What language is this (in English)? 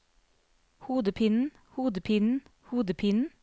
Norwegian